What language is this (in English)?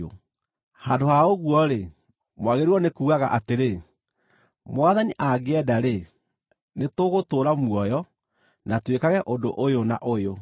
Kikuyu